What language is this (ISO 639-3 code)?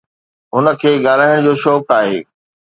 snd